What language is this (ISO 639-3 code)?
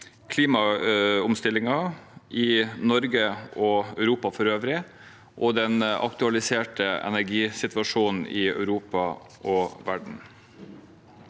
nor